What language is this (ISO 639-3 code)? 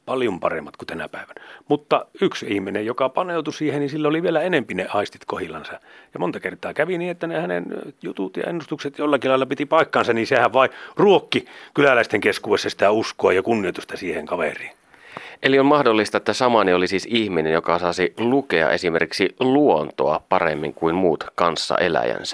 fin